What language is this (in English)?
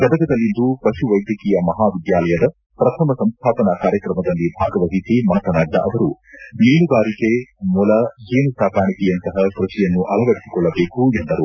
Kannada